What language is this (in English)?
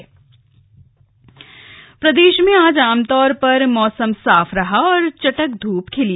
Hindi